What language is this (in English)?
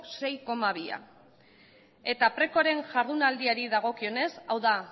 Basque